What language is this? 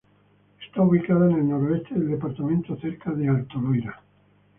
Spanish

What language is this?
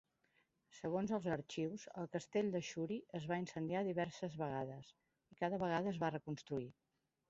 Catalan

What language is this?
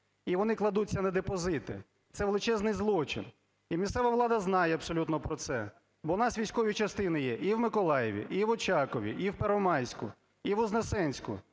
Ukrainian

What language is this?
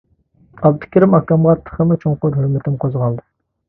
Uyghur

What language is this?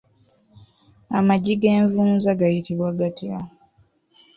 Ganda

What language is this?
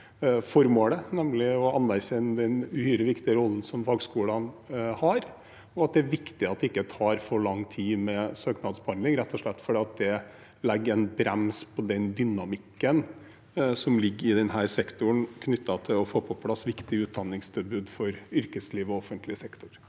Norwegian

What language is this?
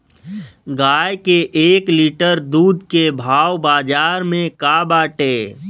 Bhojpuri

